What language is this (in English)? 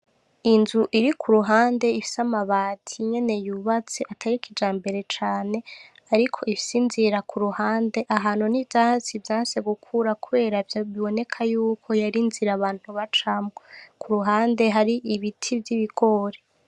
Rundi